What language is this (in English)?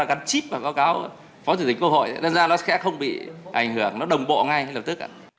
Vietnamese